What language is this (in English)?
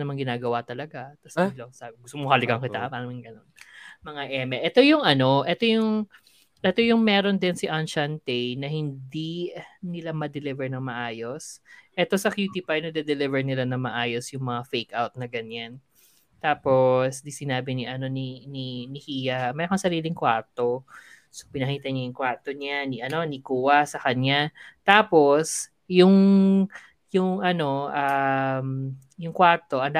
Filipino